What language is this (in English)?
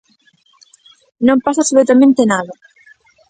Galician